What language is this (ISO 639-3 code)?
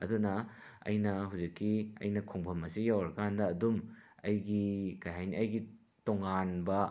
mni